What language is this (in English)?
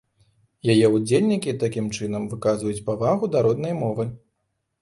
Belarusian